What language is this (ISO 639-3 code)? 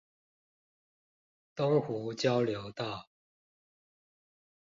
zho